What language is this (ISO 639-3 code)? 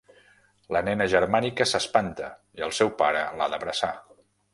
cat